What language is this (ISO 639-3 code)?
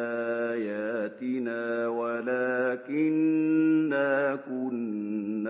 ara